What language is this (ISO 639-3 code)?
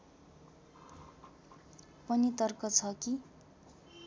nep